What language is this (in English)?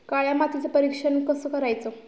Marathi